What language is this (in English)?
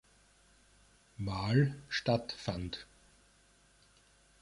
German